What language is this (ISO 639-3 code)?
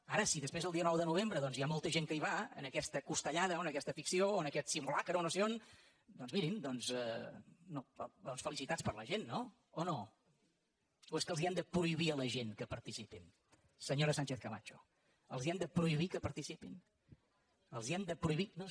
cat